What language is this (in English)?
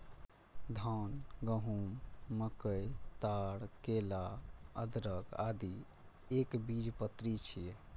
Maithili